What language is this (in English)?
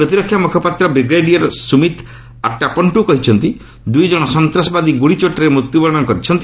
Odia